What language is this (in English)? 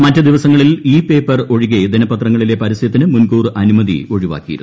Malayalam